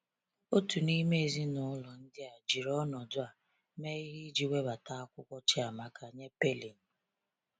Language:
Igbo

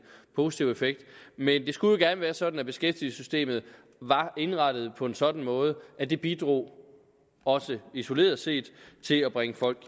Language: Danish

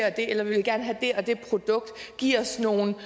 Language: Danish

